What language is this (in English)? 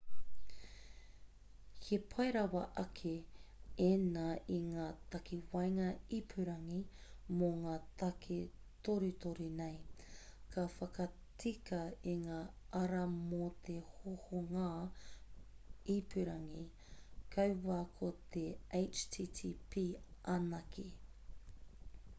Māori